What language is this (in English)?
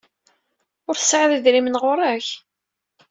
Kabyle